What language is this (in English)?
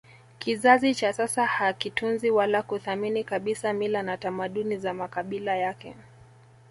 Swahili